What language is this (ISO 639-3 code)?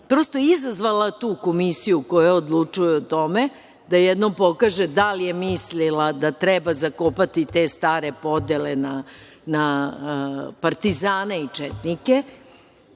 srp